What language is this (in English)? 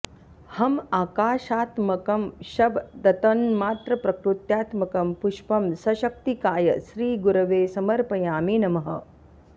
Sanskrit